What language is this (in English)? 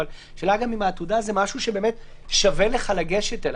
Hebrew